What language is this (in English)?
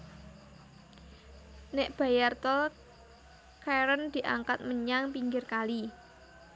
Javanese